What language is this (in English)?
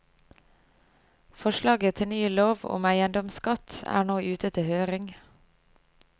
Norwegian